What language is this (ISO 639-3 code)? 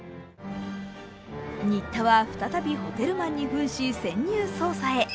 jpn